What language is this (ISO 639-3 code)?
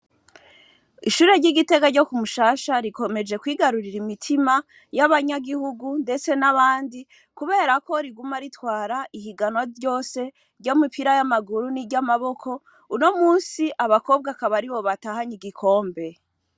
run